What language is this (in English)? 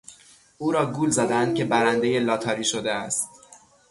Persian